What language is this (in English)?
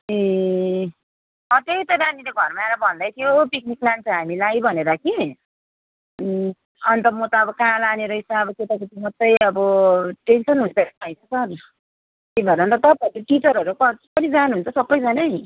Nepali